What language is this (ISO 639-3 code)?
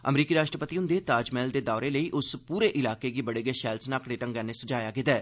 doi